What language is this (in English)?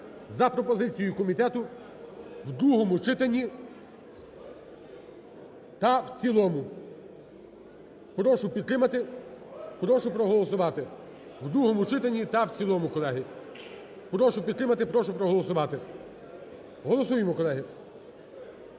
Ukrainian